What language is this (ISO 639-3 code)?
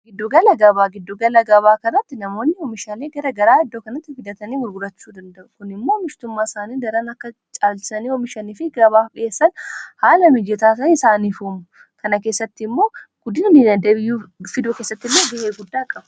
orm